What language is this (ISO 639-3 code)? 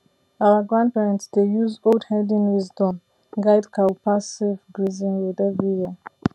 pcm